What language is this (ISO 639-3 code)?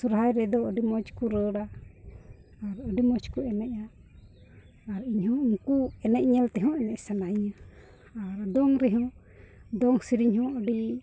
sat